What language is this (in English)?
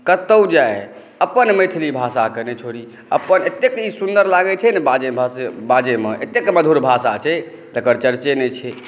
Maithili